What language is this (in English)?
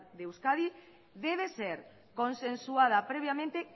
Spanish